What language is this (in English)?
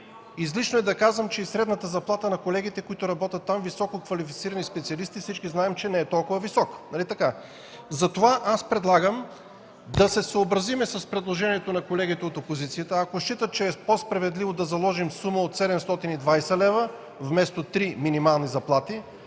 Bulgarian